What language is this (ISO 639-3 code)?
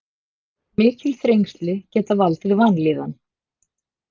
isl